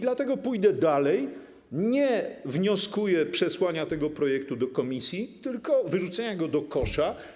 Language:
Polish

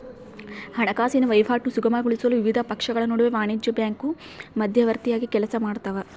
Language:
Kannada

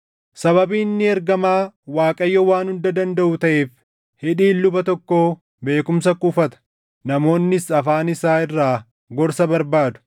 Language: Oromo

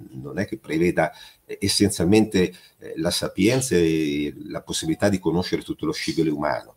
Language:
Italian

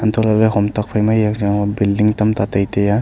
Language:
Wancho Naga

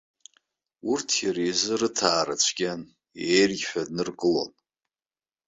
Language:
Abkhazian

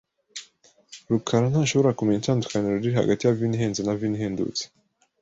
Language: Kinyarwanda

